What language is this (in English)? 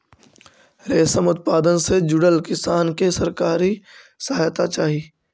Magahi